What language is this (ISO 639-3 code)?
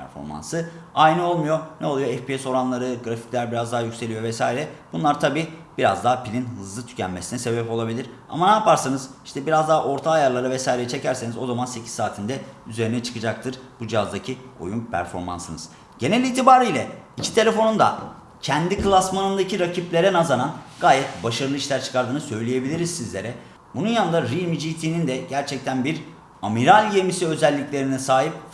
tur